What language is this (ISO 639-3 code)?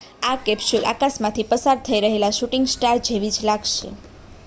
guj